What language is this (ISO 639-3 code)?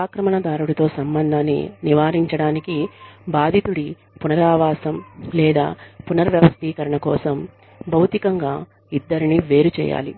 tel